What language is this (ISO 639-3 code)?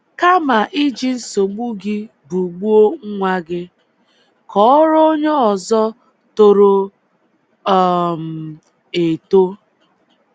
ibo